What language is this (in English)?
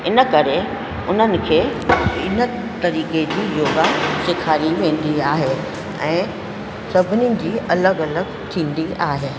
Sindhi